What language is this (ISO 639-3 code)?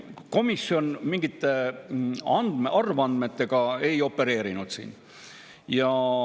est